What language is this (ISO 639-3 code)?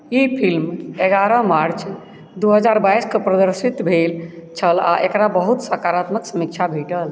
mai